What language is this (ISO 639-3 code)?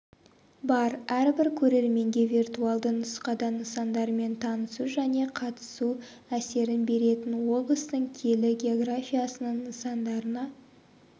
kaz